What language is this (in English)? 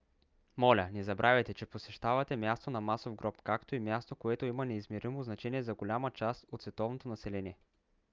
Bulgarian